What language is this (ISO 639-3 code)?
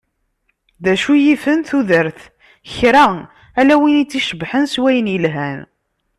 kab